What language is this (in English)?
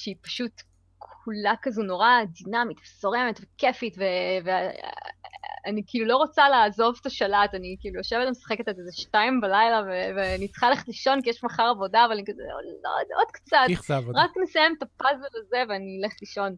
Hebrew